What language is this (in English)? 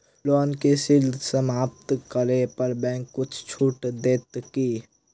Maithili